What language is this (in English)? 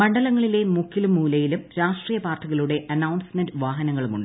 Malayalam